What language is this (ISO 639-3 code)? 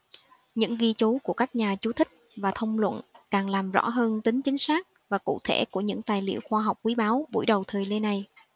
vie